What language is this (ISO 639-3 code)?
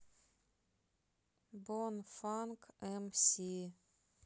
rus